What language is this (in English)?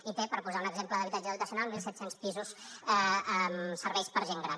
Catalan